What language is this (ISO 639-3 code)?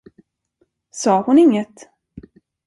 swe